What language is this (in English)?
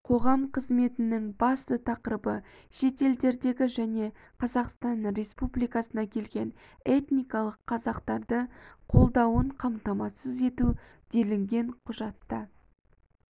Kazakh